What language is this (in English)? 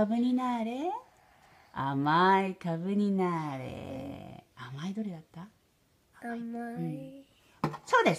Japanese